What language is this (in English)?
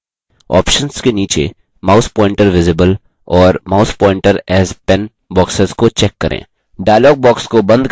Hindi